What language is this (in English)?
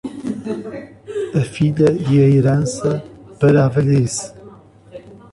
Portuguese